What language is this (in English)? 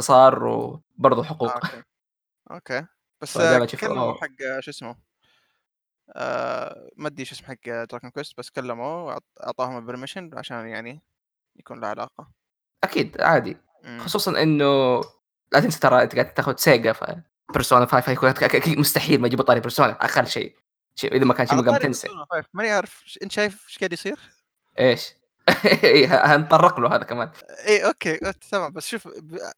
Arabic